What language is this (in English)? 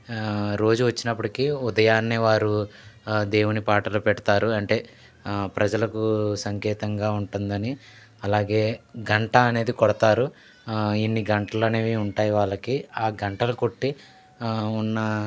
Telugu